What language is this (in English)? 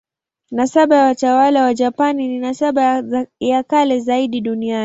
Swahili